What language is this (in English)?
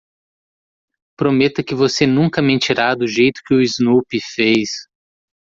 Portuguese